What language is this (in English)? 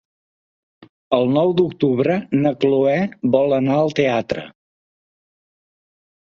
Catalan